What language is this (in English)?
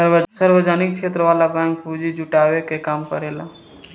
Bhojpuri